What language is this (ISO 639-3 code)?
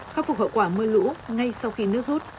vie